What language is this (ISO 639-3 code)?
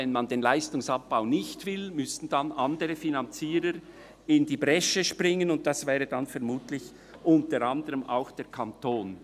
gsw